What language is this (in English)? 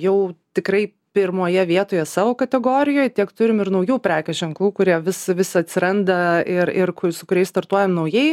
Lithuanian